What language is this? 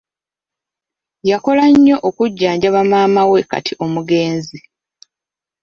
Ganda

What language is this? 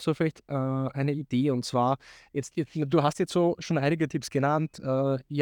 German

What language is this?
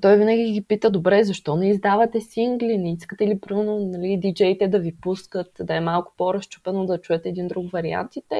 Bulgarian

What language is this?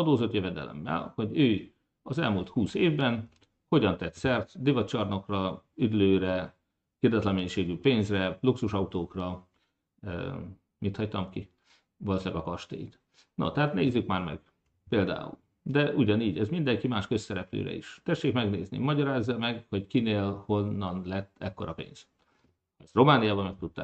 Hungarian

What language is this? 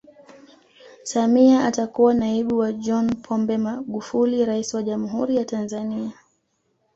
Swahili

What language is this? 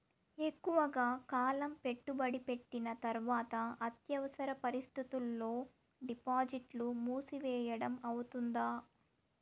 Telugu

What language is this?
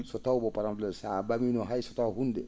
Fula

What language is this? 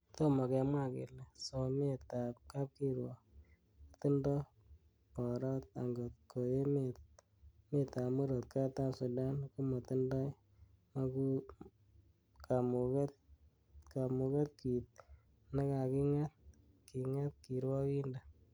Kalenjin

